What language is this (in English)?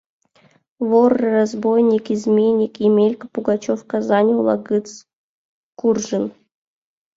Mari